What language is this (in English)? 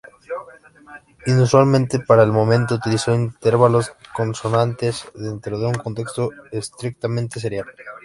Spanish